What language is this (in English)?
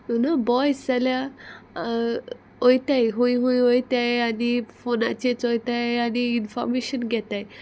Konkani